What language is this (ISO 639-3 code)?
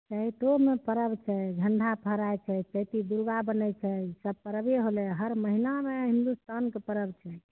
mai